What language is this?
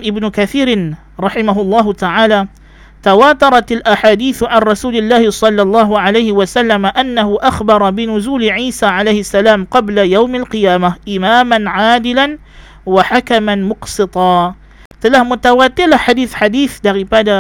Malay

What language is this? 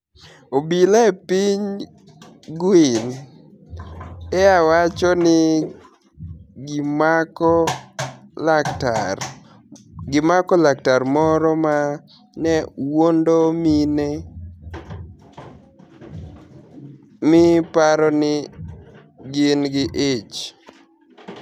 Luo (Kenya and Tanzania)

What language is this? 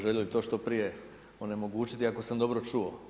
Croatian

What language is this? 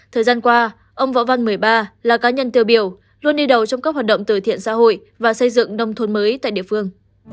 Vietnamese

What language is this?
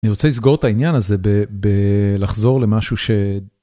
Hebrew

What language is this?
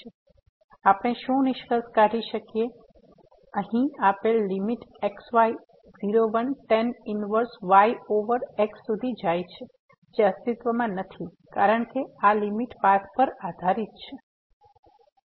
Gujarati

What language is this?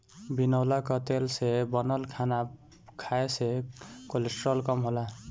Bhojpuri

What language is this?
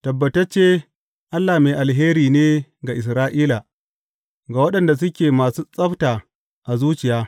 Hausa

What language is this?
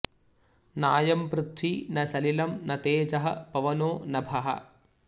Sanskrit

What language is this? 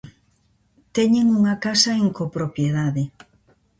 Galician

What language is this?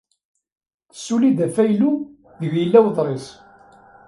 Kabyle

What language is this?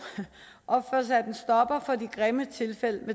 Danish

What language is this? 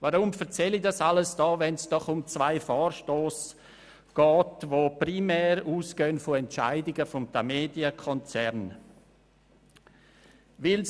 Swiss German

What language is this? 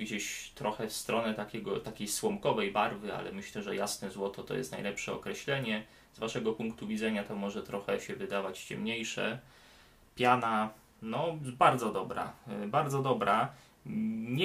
Polish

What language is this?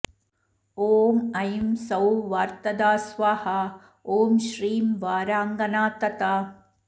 Sanskrit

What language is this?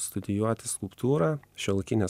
Lithuanian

